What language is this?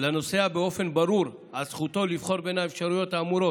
Hebrew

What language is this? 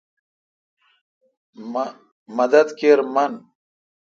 Kalkoti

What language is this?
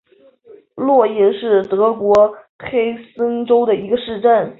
Chinese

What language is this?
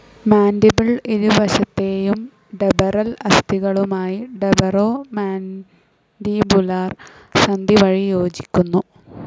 Malayalam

